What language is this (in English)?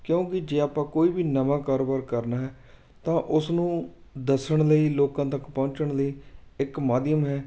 Punjabi